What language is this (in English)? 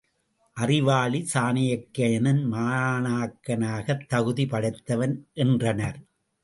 Tamil